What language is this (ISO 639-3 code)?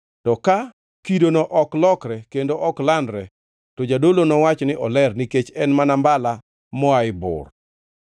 luo